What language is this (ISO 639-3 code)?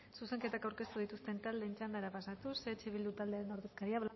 eus